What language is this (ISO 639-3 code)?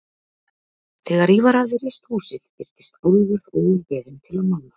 isl